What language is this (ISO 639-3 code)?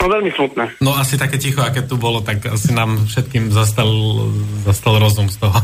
slk